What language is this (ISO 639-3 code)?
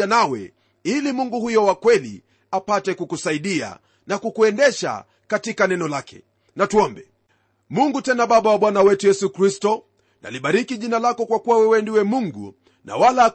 swa